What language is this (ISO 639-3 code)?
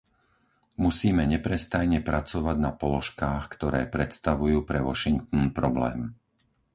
slk